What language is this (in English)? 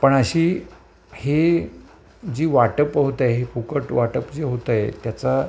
Marathi